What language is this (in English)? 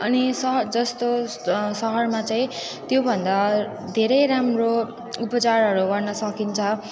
Nepali